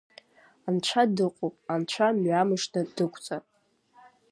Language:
Abkhazian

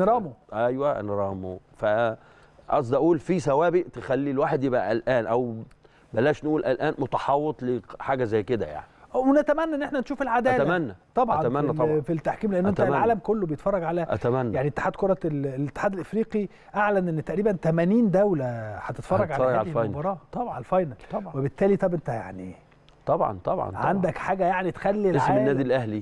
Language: Arabic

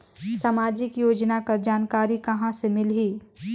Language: Chhattisgarhi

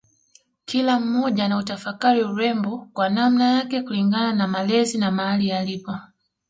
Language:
Swahili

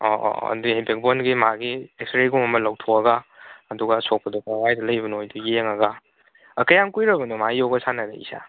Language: Manipuri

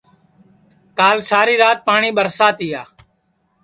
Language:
Sansi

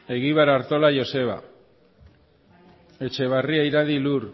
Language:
Basque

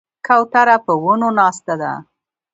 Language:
Pashto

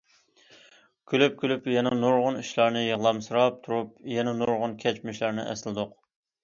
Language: Uyghur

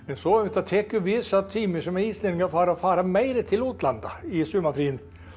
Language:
Icelandic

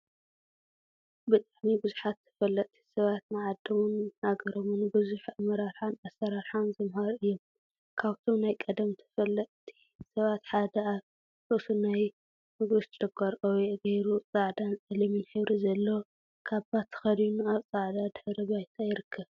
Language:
Tigrinya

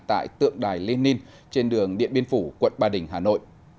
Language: Vietnamese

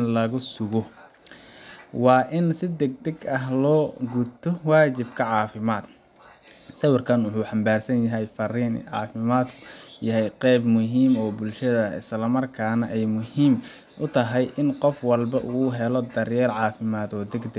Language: Somali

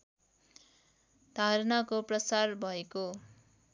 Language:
Nepali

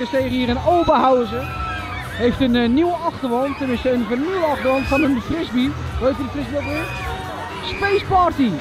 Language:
Dutch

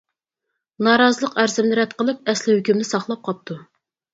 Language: Uyghur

